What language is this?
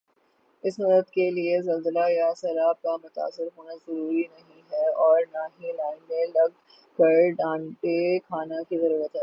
Urdu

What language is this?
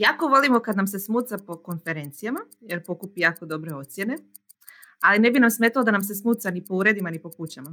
Croatian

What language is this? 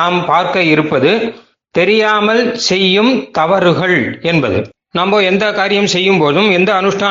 Tamil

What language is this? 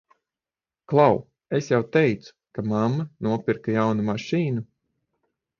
Latvian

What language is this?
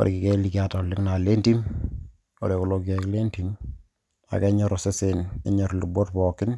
Masai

